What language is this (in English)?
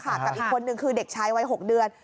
Thai